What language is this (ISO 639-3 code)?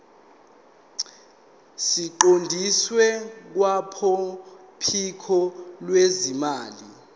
zul